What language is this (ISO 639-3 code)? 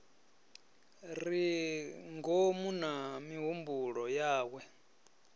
ven